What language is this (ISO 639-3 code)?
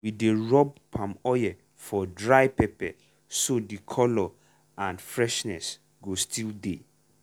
pcm